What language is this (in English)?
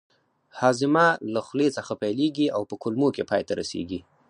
Pashto